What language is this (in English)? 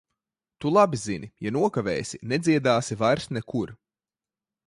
Latvian